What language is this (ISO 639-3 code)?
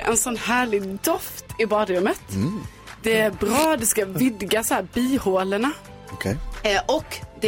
swe